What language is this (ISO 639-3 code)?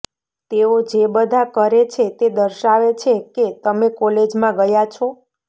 guj